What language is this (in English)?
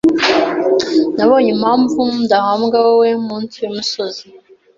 Kinyarwanda